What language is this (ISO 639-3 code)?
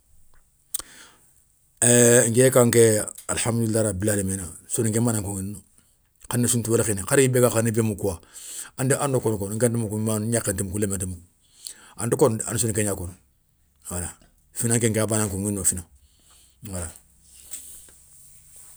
snk